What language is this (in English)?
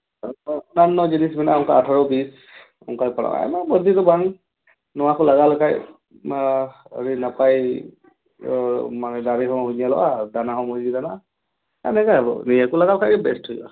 Santali